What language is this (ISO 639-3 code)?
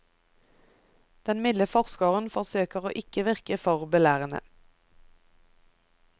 nor